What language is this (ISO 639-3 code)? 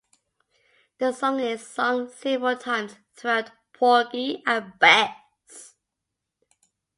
eng